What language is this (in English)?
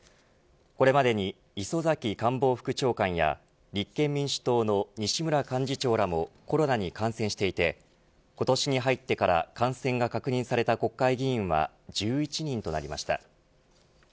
Japanese